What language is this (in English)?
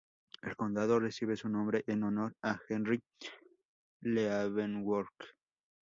Spanish